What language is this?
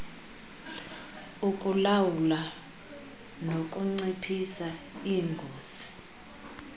Xhosa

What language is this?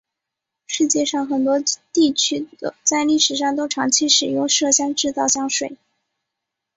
Chinese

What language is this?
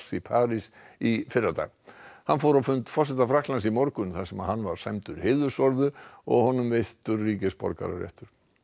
Icelandic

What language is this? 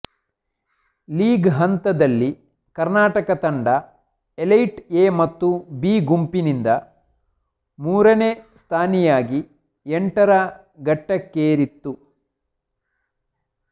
Kannada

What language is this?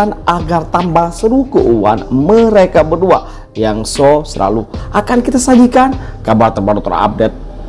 Indonesian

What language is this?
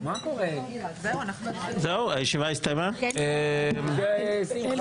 Hebrew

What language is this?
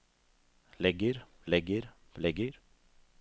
Norwegian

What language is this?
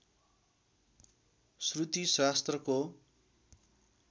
Nepali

